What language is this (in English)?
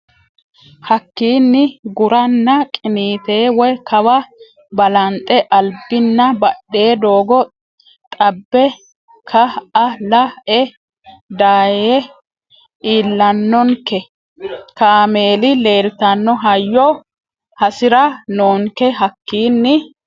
Sidamo